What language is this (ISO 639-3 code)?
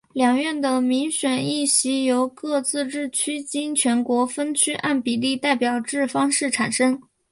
zho